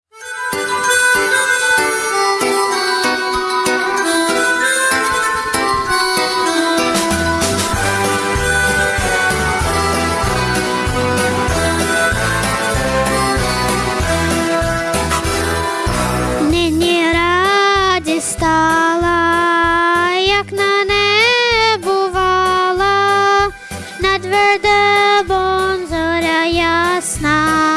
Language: Ukrainian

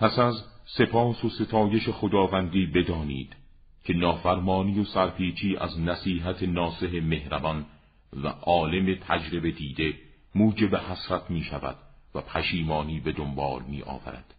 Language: Persian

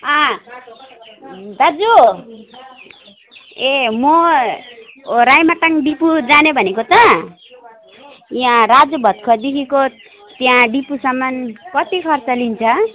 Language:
Nepali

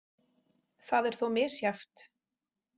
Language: Icelandic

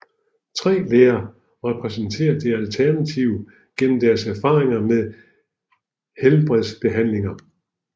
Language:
Danish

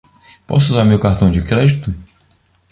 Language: Portuguese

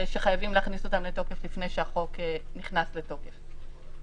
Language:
Hebrew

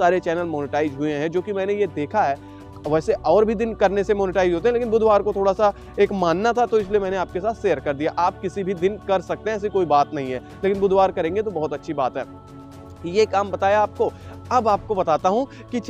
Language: Hindi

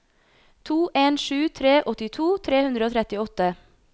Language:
Norwegian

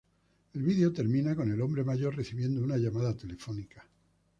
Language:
Spanish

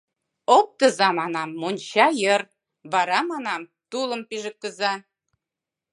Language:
Mari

